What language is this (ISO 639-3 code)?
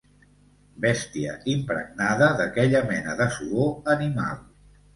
cat